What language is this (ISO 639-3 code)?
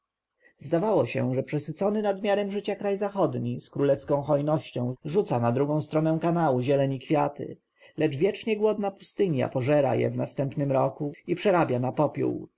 pol